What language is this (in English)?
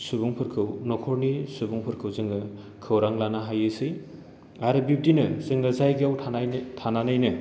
Bodo